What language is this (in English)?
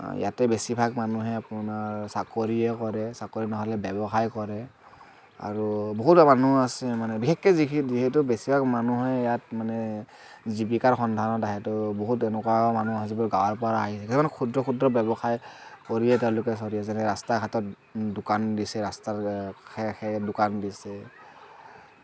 Assamese